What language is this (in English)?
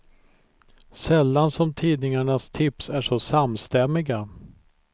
Swedish